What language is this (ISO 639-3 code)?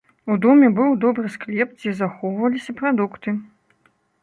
bel